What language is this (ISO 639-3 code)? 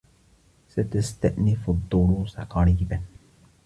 ara